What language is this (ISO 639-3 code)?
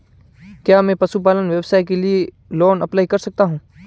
hin